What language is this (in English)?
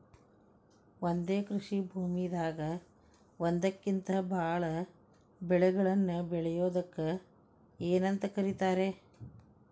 Kannada